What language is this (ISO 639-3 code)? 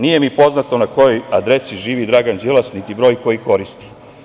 srp